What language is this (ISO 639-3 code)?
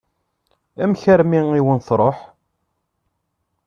kab